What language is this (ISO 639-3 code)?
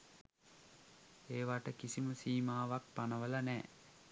sin